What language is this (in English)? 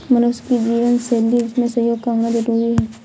Hindi